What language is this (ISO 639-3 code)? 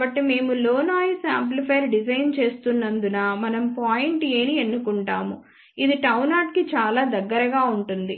tel